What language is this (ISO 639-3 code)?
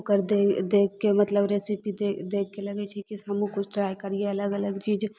mai